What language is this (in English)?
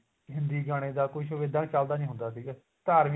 Punjabi